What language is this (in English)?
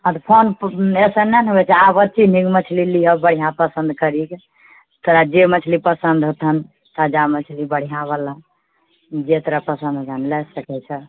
Maithili